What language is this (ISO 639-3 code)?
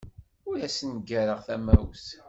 kab